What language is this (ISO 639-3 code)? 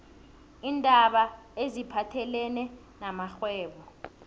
nbl